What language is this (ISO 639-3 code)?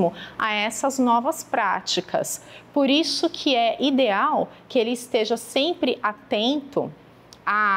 por